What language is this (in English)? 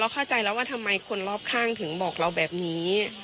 Thai